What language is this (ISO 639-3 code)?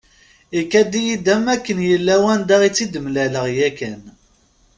kab